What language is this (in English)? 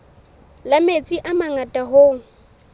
Southern Sotho